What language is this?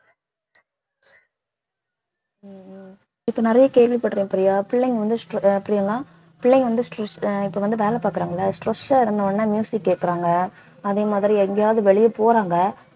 Tamil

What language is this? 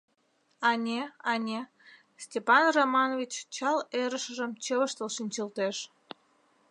Mari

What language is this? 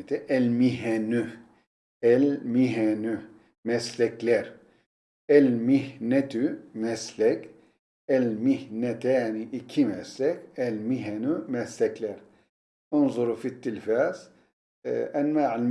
Turkish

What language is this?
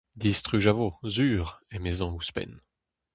Breton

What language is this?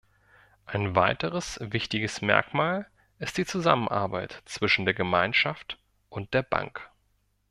German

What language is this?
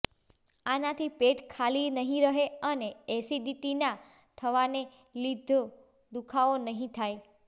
Gujarati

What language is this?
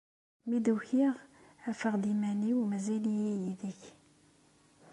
Kabyle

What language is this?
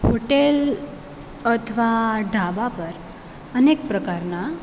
Gujarati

